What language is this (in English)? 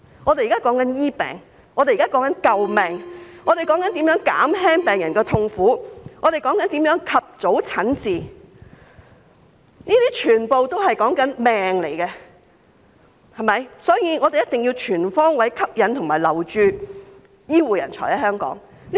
Cantonese